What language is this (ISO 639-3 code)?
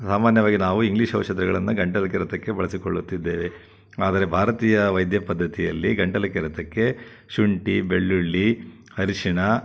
kan